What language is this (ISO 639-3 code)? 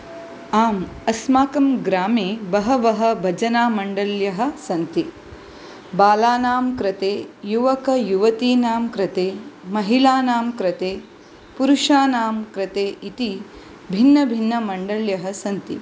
san